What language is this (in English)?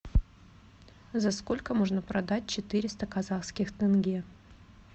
Russian